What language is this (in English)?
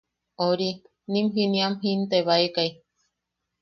Yaqui